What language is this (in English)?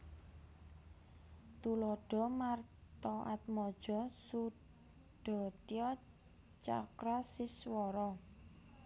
Javanese